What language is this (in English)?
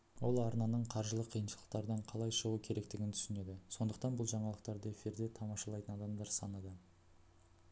Kazakh